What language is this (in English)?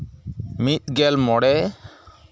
Santali